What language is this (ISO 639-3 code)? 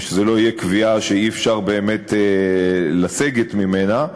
heb